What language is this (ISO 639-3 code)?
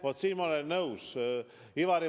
est